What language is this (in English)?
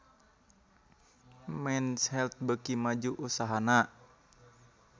Sundanese